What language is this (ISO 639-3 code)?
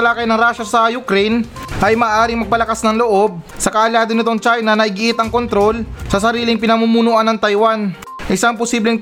fil